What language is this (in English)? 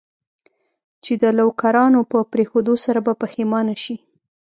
Pashto